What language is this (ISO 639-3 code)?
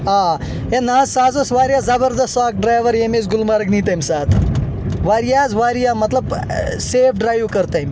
kas